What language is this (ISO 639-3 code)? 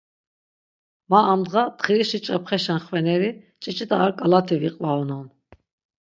lzz